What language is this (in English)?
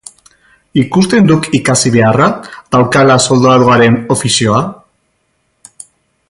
Basque